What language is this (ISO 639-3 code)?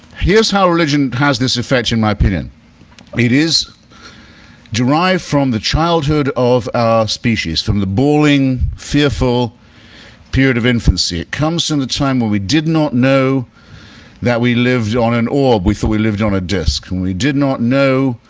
eng